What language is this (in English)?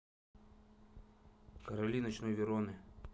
Russian